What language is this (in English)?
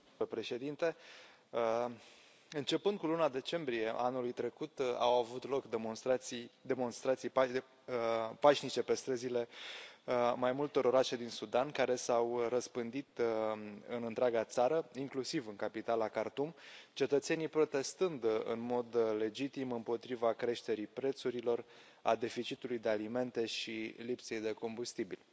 Romanian